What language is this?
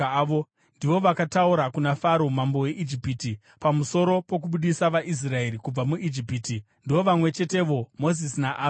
Shona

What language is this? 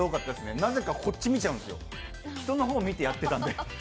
Japanese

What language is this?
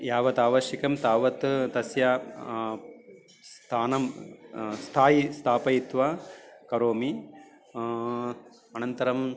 Sanskrit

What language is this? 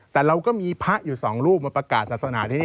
Thai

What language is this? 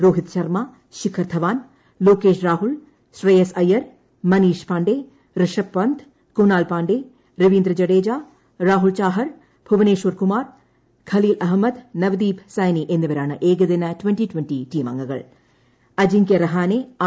Malayalam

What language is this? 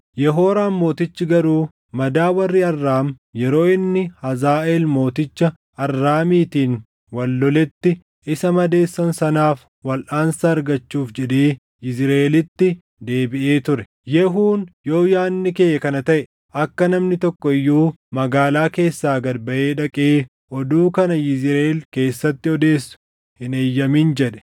Oromo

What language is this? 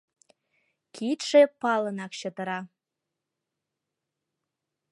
Mari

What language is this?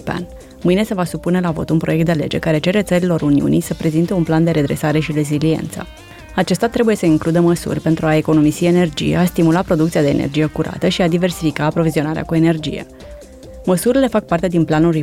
Romanian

